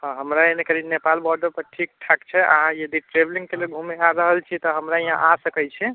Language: Maithili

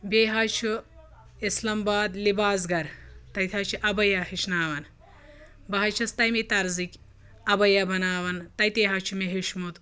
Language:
Kashmiri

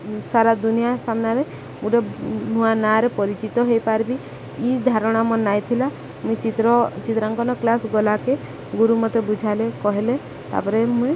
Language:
Odia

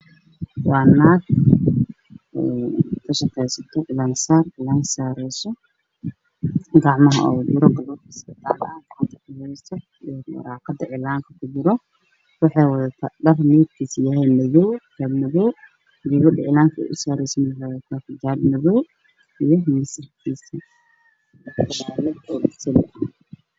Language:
Somali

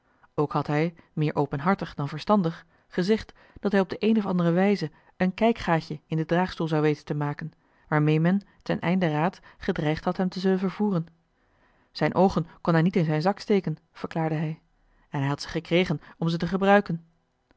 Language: Dutch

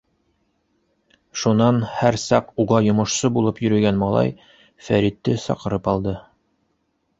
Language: Bashkir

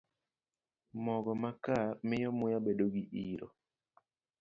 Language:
Luo (Kenya and Tanzania)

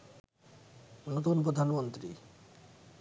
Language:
Bangla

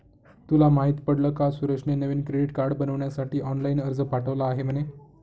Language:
Marathi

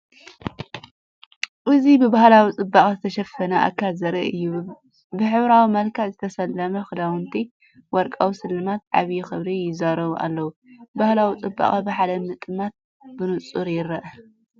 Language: Tigrinya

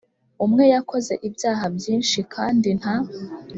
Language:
Kinyarwanda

